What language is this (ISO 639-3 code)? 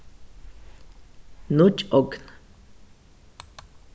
fao